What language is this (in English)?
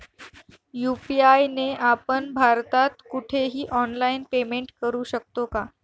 Marathi